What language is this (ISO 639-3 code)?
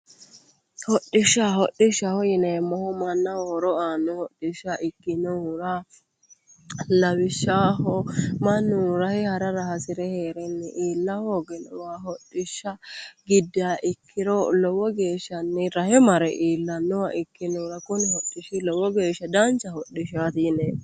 sid